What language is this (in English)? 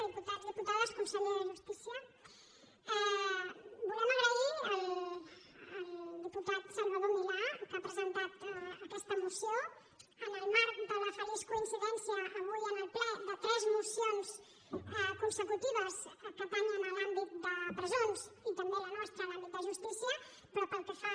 Catalan